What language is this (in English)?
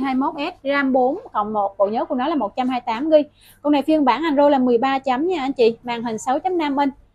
Vietnamese